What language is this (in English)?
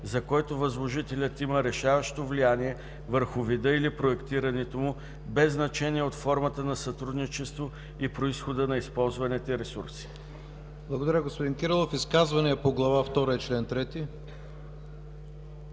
Bulgarian